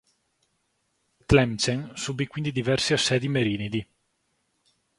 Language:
Italian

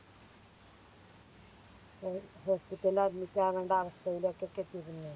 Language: Malayalam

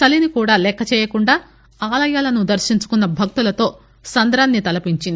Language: Telugu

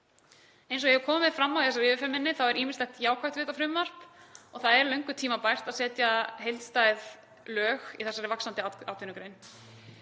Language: Icelandic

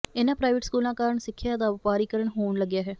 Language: Punjabi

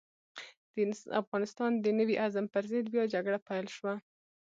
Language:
Pashto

